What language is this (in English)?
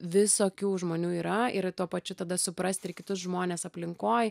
Lithuanian